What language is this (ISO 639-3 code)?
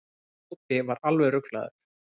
isl